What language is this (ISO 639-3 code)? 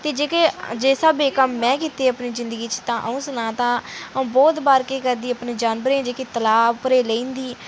doi